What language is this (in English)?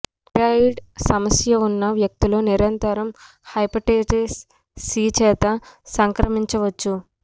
Telugu